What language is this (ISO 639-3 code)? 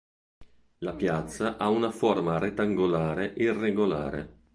ita